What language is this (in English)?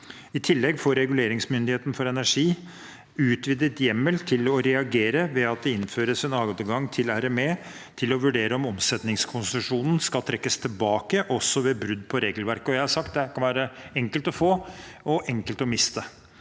Norwegian